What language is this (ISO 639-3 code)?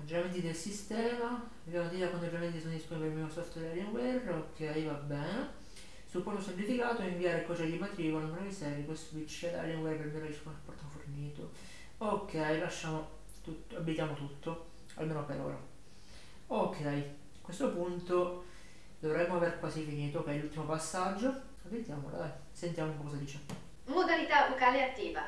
ita